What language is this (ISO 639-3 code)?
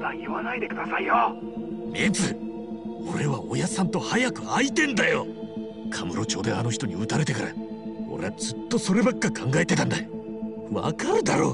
jpn